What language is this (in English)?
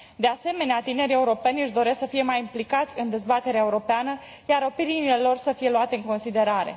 Romanian